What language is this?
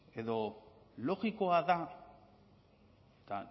Basque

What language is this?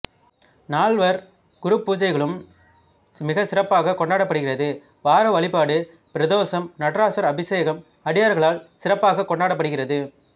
Tamil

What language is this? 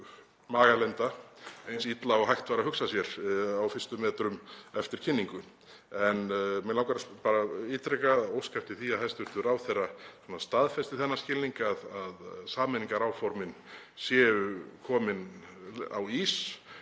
Icelandic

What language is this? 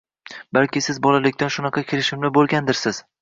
Uzbek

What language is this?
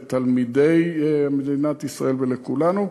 Hebrew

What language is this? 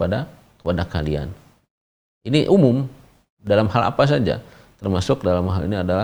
Indonesian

